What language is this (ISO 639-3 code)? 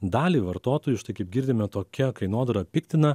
lit